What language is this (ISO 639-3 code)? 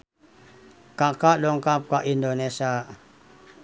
sun